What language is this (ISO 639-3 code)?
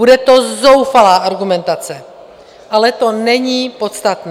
ces